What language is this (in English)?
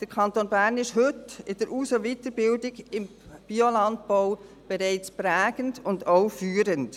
Swiss German